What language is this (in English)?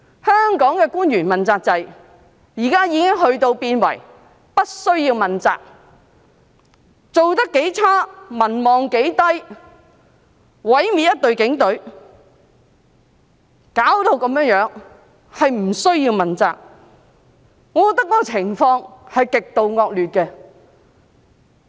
Cantonese